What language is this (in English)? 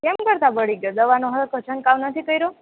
Gujarati